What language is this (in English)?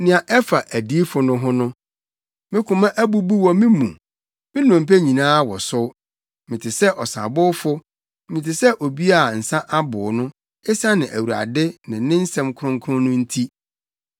Akan